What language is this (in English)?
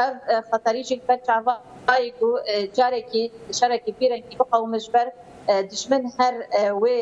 Turkish